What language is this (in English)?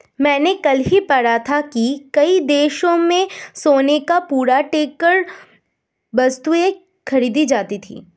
Hindi